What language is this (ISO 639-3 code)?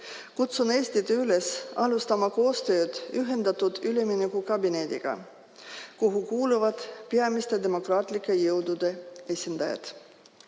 est